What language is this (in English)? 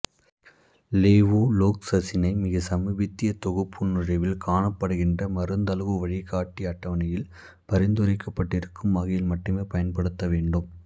Tamil